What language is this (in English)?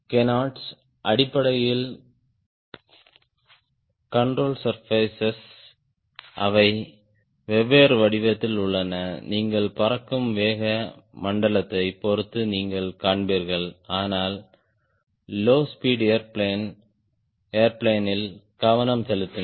Tamil